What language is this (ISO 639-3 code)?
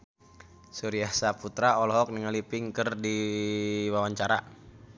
sun